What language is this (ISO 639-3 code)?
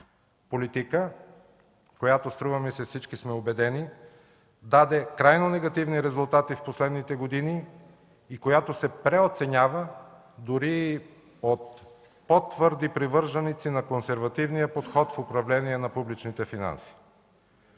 bul